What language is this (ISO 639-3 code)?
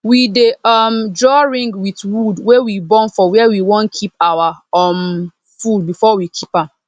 pcm